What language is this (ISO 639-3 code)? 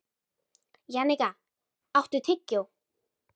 isl